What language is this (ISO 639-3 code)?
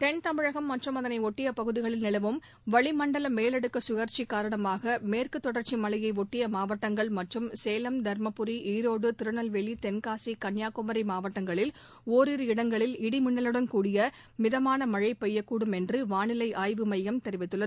tam